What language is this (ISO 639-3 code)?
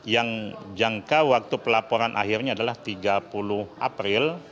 ind